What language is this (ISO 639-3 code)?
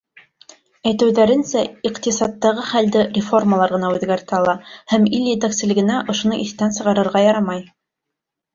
bak